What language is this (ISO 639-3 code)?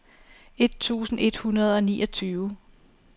dan